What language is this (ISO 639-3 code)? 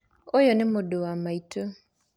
kik